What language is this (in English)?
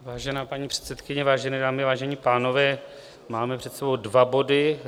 Czech